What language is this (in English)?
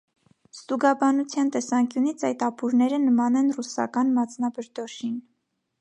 Armenian